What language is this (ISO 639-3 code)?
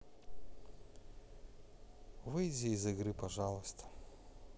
rus